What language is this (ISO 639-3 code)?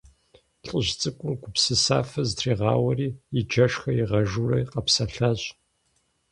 kbd